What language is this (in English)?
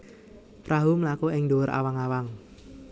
Javanese